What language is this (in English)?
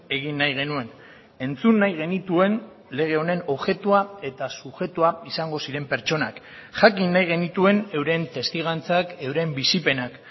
Basque